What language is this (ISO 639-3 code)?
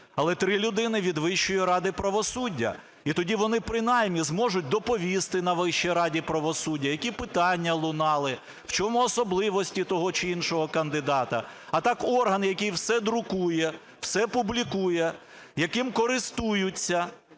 ukr